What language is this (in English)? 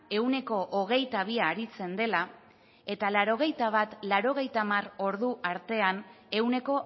Basque